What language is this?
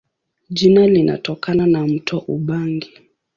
Swahili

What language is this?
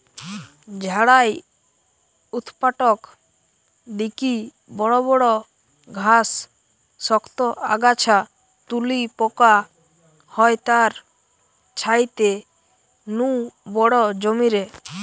Bangla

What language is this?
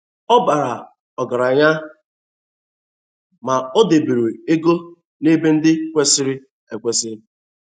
Igbo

